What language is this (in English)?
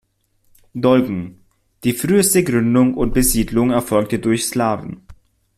German